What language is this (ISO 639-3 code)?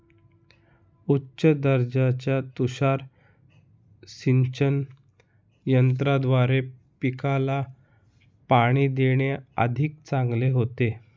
mar